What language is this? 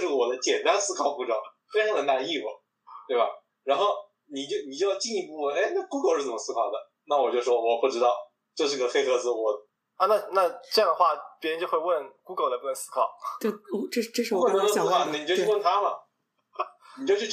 Chinese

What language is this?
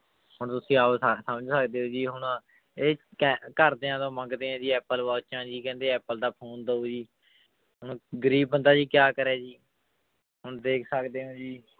Punjabi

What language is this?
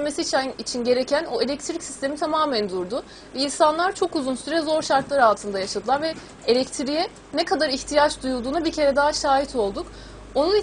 Turkish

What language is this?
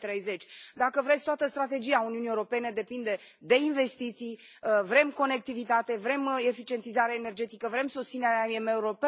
Romanian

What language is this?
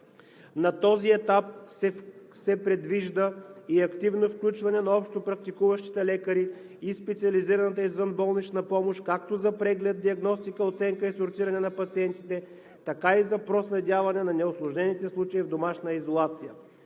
Bulgarian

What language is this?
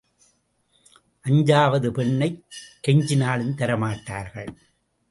Tamil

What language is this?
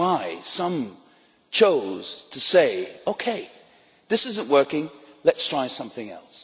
English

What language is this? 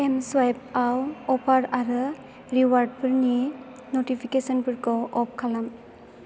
Bodo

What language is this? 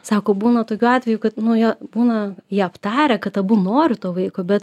Lithuanian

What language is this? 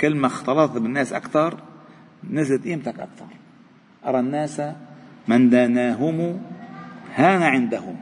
Arabic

